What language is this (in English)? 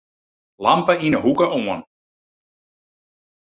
Western Frisian